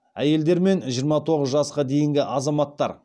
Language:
Kazakh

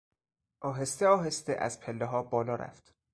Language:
Persian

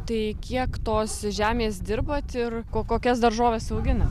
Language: Lithuanian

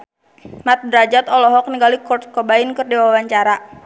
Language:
Sundanese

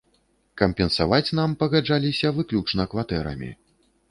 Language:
Belarusian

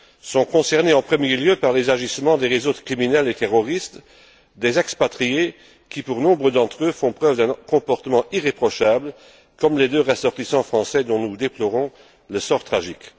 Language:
French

